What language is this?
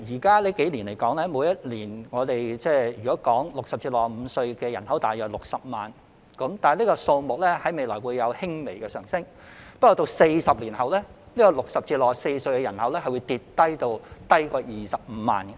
Cantonese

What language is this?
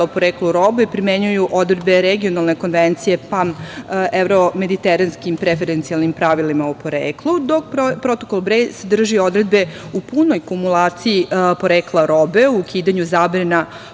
Serbian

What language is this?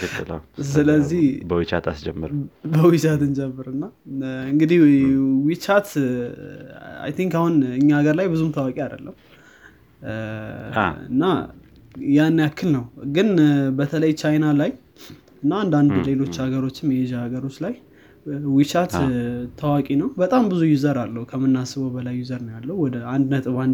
Amharic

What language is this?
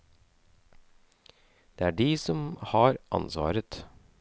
Norwegian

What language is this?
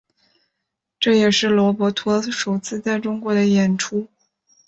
Chinese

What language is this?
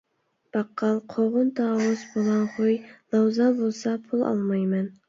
Uyghur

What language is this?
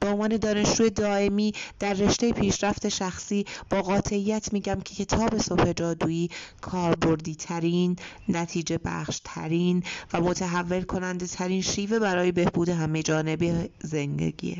Persian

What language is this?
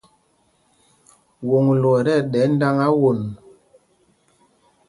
Mpumpong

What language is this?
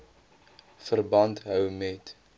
Afrikaans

